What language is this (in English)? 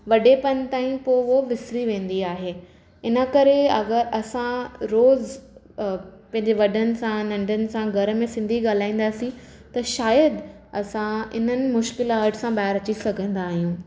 Sindhi